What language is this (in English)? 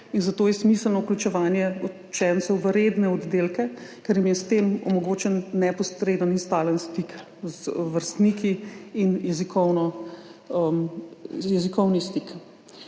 Slovenian